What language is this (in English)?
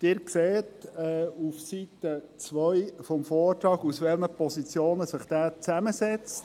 Swiss German